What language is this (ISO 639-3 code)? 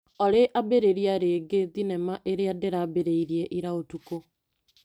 kik